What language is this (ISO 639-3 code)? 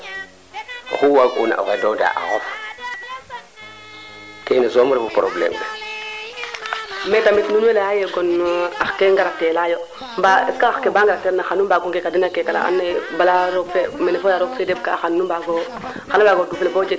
srr